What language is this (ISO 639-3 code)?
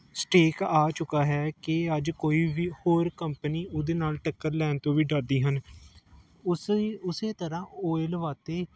pan